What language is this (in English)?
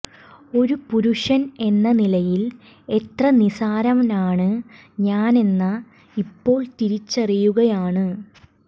Malayalam